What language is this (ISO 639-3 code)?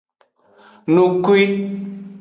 ajg